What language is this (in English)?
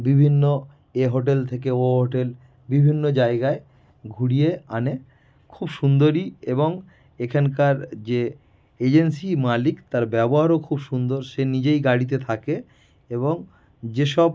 Bangla